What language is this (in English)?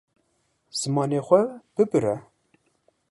Kurdish